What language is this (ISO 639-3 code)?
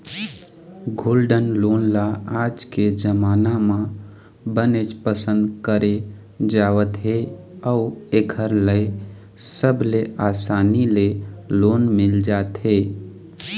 hne